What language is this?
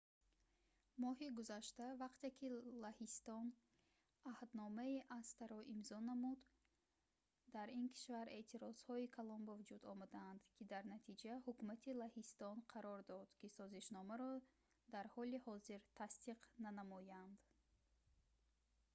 Tajik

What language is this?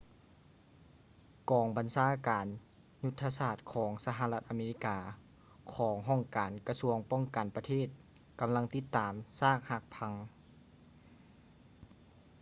Lao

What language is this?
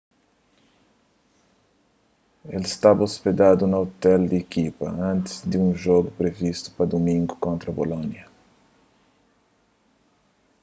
Kabuverdianu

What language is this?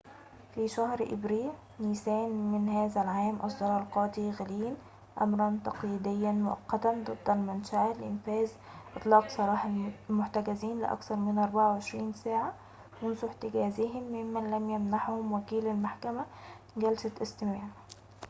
Arabic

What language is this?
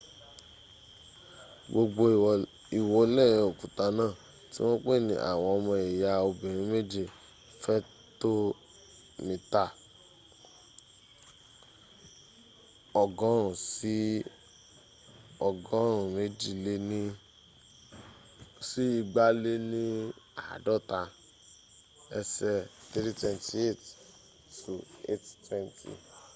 Yoruba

